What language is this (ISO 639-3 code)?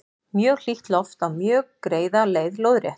isl